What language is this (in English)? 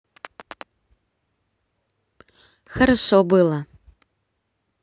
Russian